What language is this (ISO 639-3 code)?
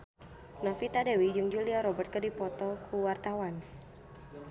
sun